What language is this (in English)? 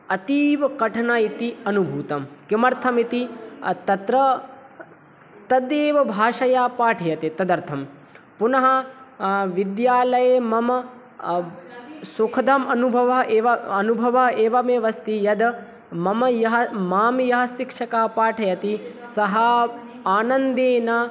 Sanskrit